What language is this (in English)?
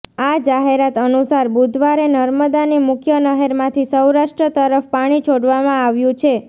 Gujarati